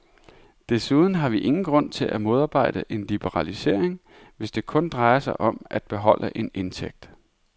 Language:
Danish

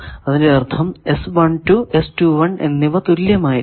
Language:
Malayalam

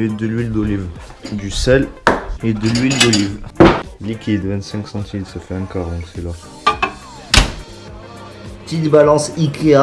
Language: French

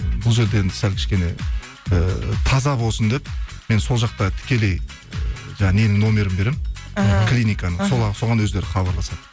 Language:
Kazakh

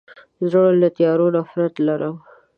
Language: Pashto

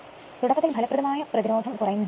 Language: Malayalam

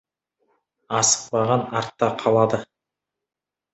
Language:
Kazakh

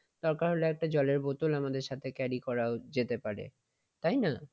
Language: Bangla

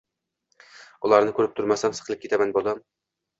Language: Uzbek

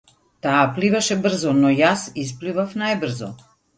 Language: Macedonian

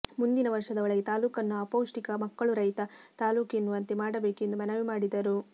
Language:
Kannada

